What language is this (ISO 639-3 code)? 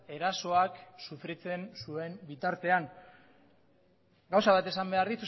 eus